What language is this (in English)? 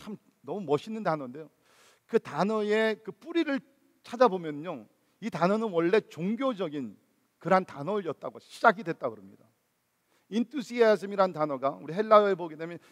Korean